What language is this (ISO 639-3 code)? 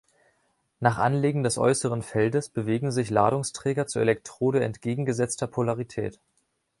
deu